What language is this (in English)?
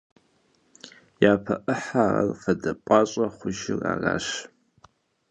Kabardian